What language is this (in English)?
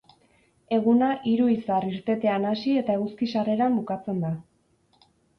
Basque